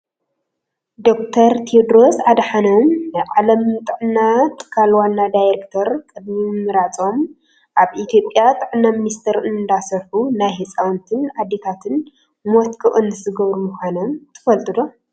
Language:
Tigrinya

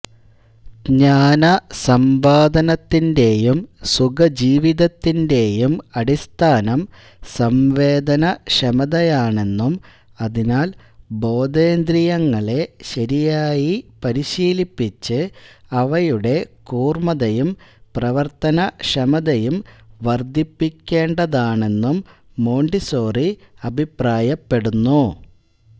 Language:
Malayalam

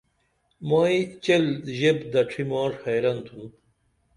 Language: Dameli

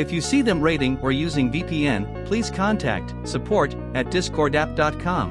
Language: English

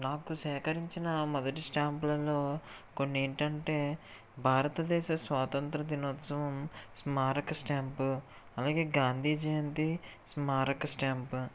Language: Telugu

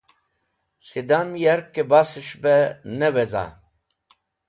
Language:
Wakhi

